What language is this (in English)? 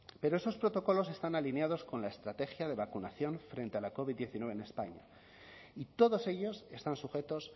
Spanish